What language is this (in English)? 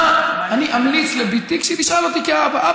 Hebrew